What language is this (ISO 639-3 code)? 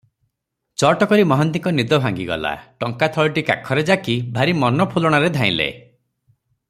ori